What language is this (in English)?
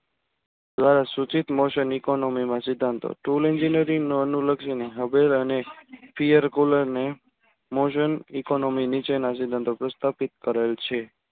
Gujarati